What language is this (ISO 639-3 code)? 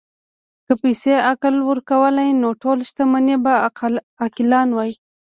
pus